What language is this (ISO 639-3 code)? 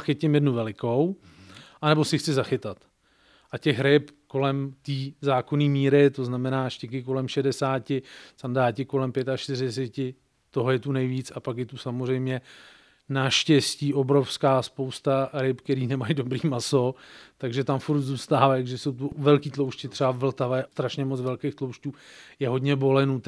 ces